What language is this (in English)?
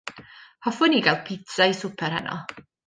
Welsh